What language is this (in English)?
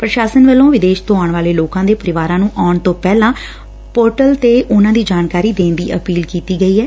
Punjabi